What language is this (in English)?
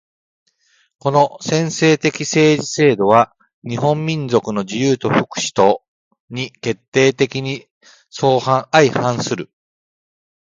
Japanese